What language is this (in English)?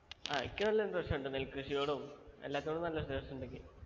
Malayalam